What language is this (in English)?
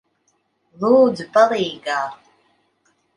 Latvian